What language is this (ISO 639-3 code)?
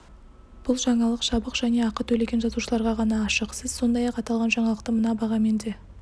kaz